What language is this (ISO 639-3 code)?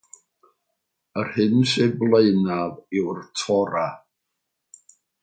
cym